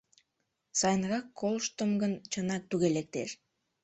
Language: Mari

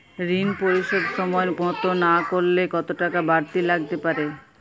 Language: Bangla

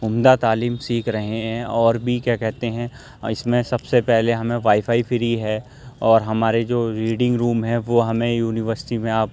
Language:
Urdu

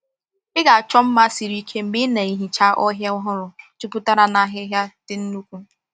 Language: Igbo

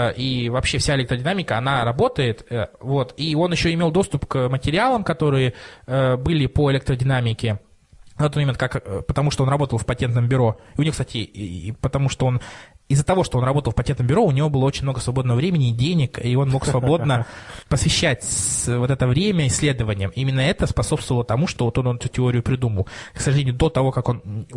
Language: Russian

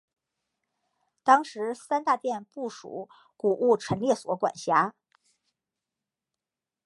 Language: Chinese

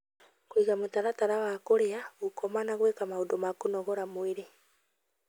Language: Kikuyu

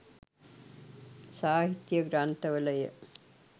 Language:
Sinhala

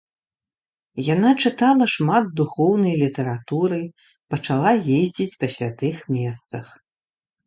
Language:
Belarusian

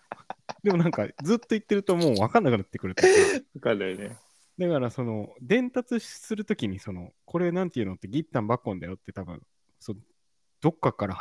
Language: Japanese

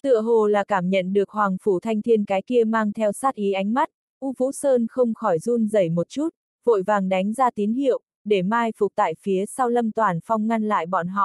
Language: Vietnamese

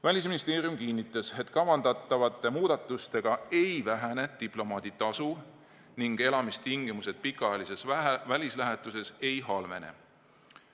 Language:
Estonian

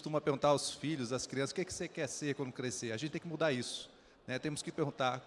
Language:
Portuguese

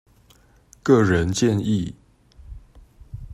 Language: Chinese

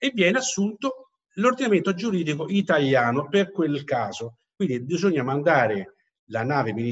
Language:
Italian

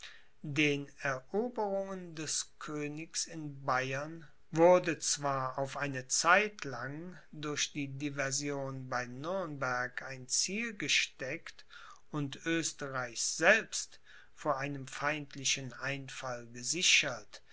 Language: German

